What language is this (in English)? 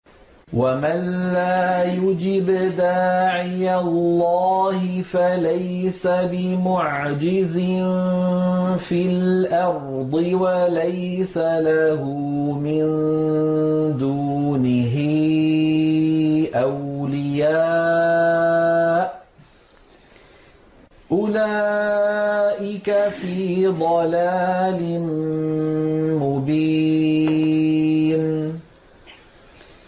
Arabic